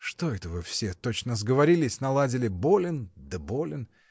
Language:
Russian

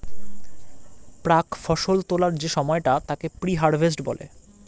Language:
Bangla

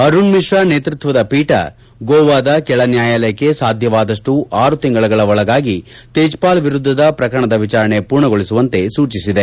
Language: Kannada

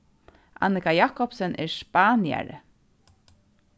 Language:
Faroese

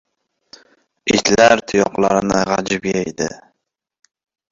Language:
Uzbek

